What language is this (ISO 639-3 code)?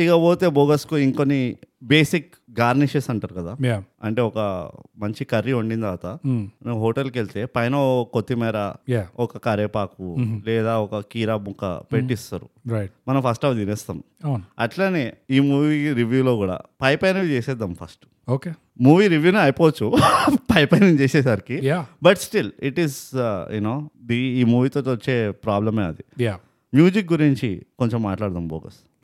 tel